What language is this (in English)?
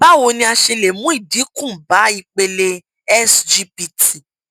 Yoruba